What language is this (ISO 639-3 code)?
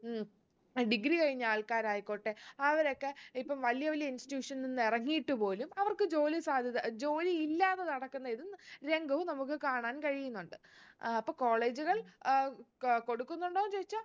mal